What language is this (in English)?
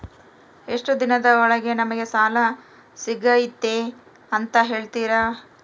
Kannada